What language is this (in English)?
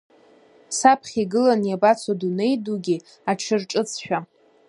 Abkhazian